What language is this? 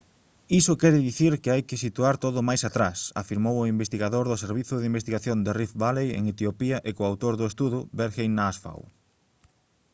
Galician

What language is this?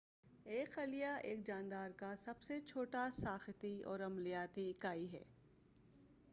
Urdu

